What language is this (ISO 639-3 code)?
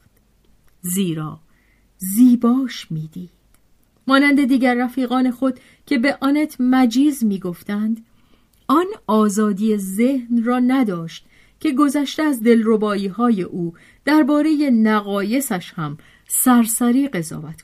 fas